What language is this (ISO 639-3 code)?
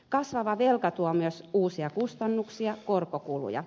fin